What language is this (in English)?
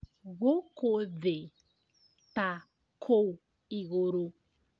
Kikuyu